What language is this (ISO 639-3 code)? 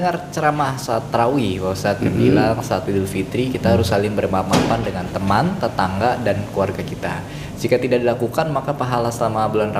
ind